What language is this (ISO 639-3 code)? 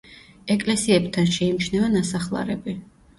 kat